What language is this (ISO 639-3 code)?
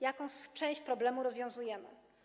pol